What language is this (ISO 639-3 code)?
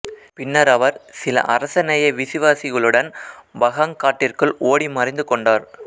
tam